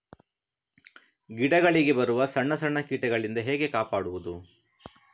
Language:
Kannada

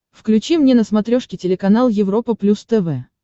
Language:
Russian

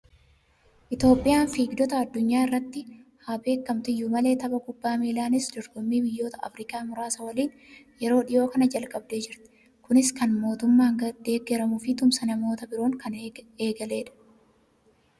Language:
Oromo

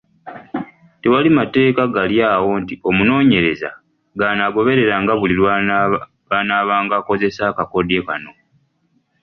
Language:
Ganda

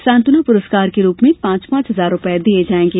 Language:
Hindi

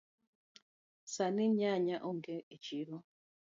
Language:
Luo (Kenya and Tanzania)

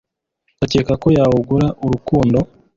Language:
Kinyarwanda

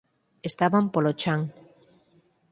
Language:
Galician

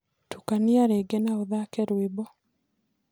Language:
Kikuyu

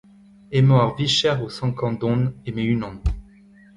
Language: Breton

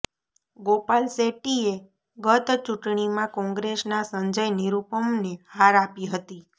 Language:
Gujarati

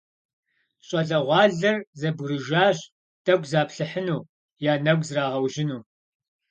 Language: Kabardian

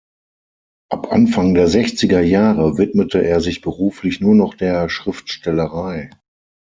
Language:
German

